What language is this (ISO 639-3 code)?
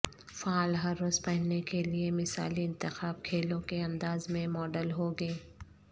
urd